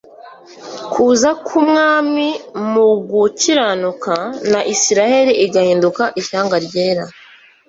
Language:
Kinyarwanda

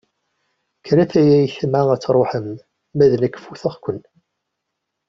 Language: Kabyle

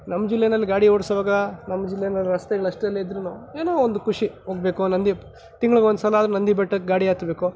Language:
Kannada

